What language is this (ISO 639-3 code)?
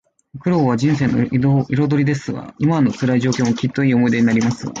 jpn